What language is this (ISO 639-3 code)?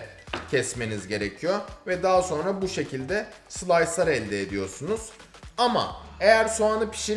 tur